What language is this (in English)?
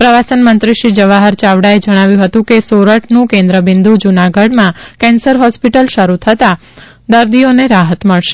Gujarati